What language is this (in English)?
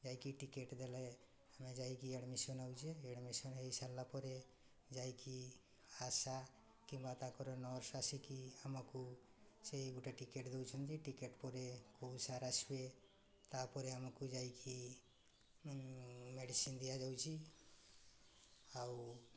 Odia